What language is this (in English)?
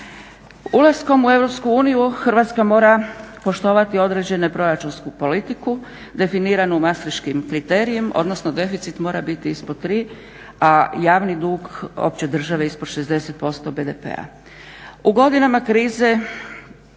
Croatian